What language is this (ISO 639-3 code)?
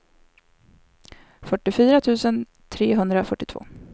swe